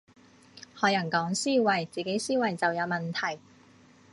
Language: Cantonese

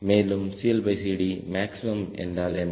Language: Tamil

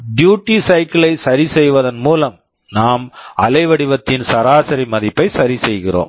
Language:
Tamil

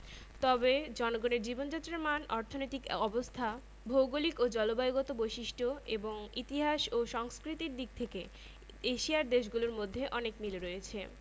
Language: Bangla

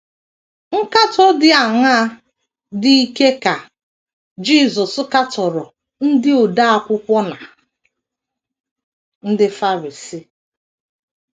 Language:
Igbo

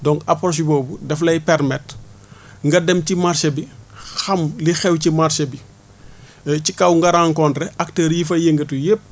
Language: Wolof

